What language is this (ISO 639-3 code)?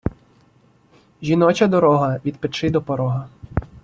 ukr